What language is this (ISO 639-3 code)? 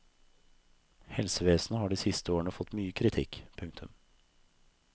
nor